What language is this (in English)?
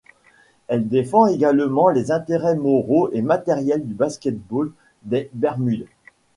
French